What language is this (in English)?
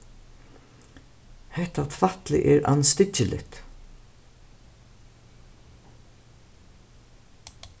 Faroese